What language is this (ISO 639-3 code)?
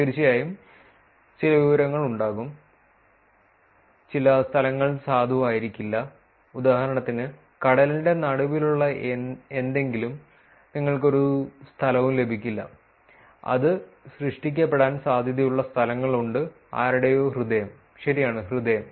mal